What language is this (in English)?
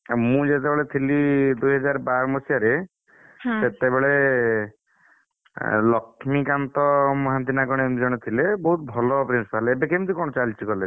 Odia